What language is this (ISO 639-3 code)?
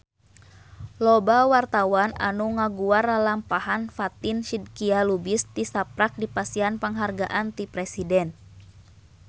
sun